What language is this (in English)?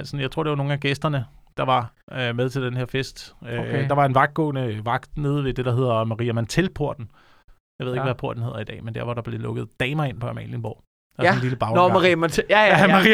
Danish